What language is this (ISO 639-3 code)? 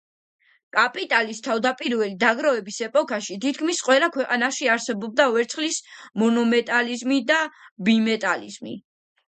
kat